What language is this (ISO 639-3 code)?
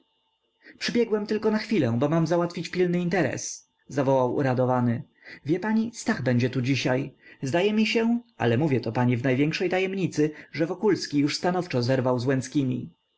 pol